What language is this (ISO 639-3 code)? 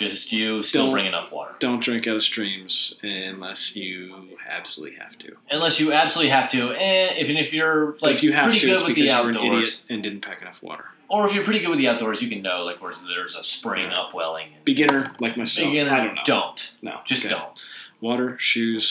eng